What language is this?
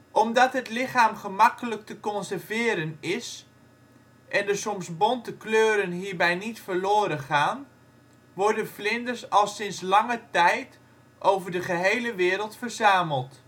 Dutch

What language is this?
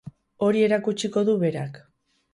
Basque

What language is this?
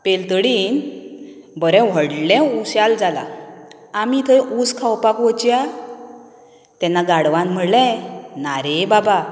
Konkani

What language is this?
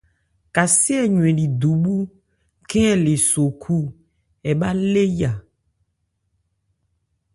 Ebrié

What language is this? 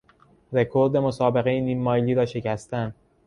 Persian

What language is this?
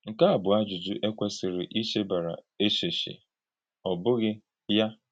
Igbo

